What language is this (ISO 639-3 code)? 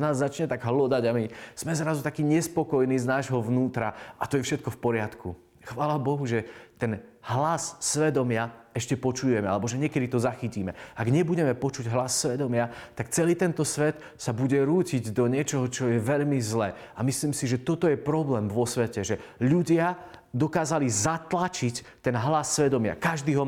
slk